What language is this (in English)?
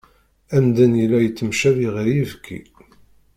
Kabyle